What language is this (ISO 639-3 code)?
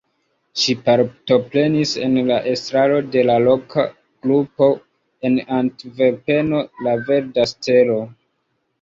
epo